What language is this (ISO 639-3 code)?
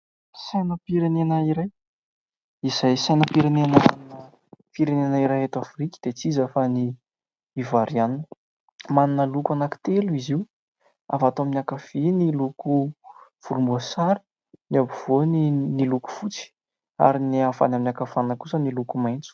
mlg